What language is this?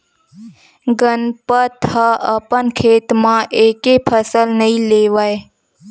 Chhattisgarhi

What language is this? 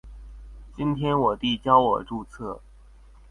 Chinese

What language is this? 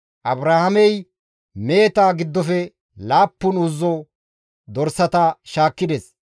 Gamo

